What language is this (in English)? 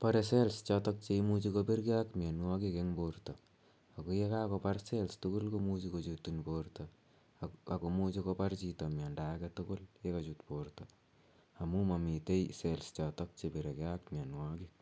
Kalenjin